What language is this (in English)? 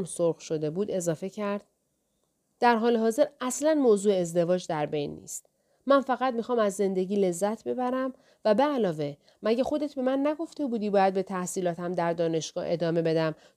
Persian